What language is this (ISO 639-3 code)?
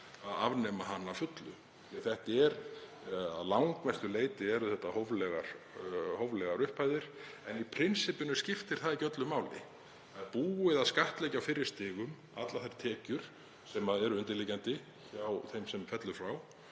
isl